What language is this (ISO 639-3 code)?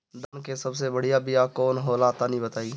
bho